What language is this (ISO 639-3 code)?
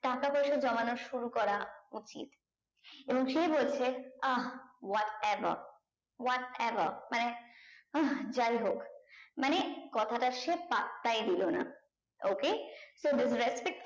ben